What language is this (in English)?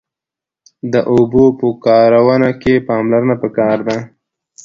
Pashto